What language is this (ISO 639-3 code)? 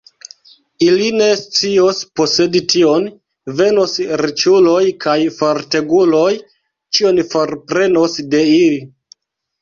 epo